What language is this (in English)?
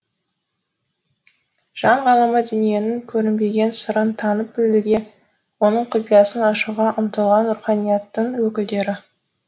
Kazakh